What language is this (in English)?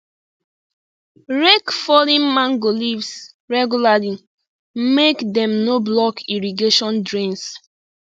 Nigerian Pidgin